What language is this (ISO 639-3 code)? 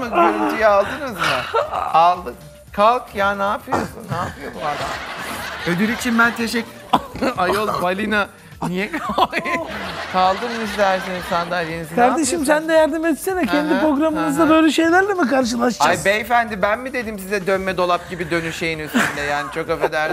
tur